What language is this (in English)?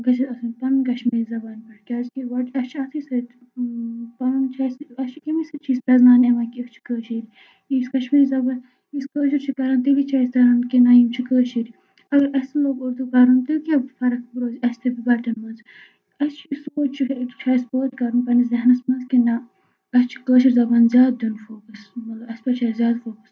Kashmiri